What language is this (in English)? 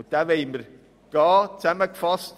Swiss German